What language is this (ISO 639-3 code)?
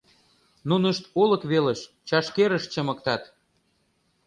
chm